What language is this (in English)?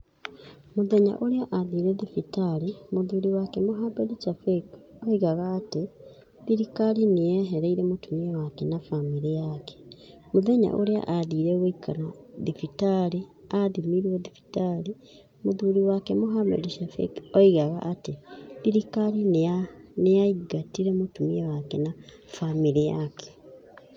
Kikuyu